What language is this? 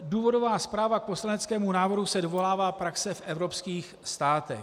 Czech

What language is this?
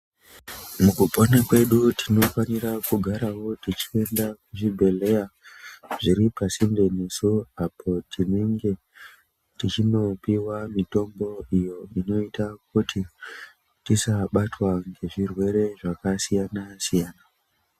Ndau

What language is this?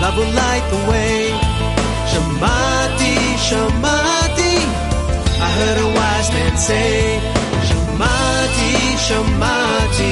Turkish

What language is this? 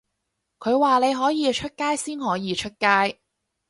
Cantonese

